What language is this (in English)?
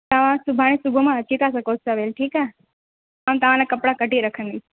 Sindhi